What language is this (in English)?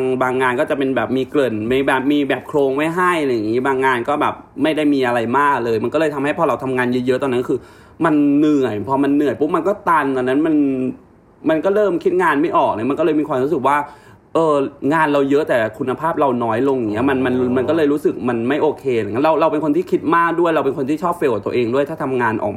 Thai